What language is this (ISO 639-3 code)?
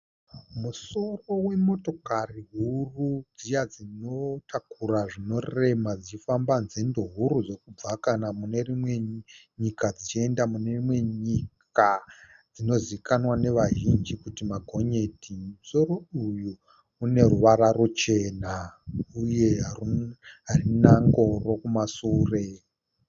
sna